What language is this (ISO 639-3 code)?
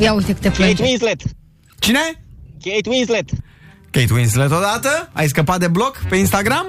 ron